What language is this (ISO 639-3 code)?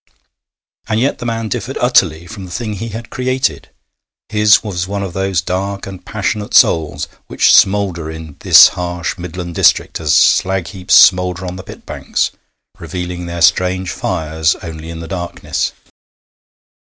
eng